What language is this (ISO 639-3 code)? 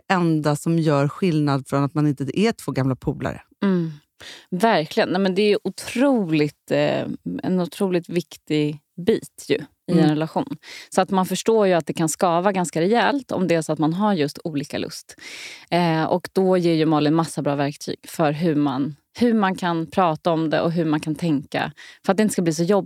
swe